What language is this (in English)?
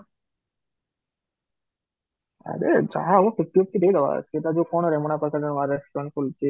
Odia